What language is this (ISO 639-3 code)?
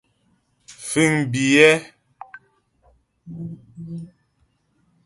bbj